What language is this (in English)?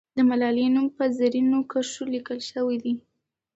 Pashto